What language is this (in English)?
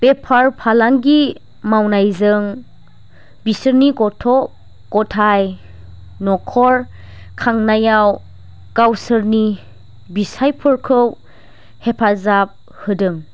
Bodo